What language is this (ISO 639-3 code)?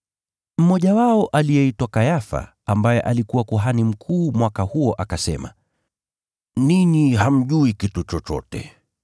swa